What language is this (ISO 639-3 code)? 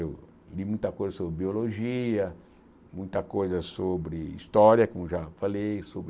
por